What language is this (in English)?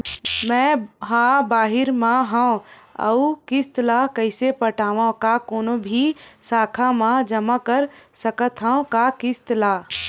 Chhattisgarhi